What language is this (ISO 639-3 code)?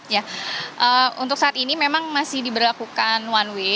ind